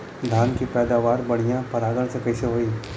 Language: Bhojpuri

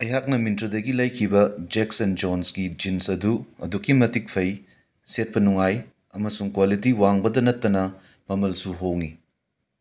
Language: Manipuri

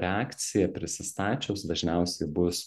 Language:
Lithuanian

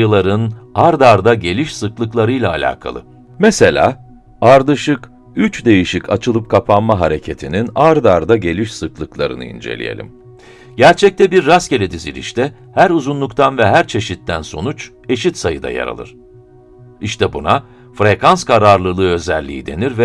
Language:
Turkish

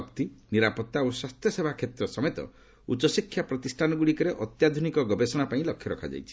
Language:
Odia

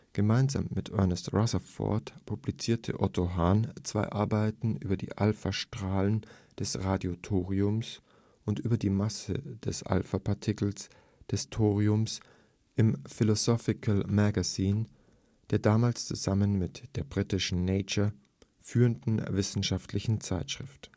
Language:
German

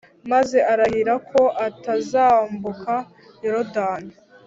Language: Kinyarwanda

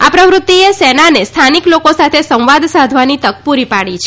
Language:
Gujarati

